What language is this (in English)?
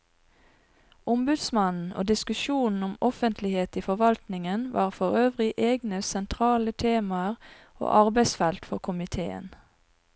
Norwegian